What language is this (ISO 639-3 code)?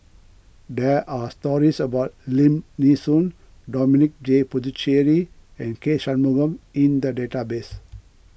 eng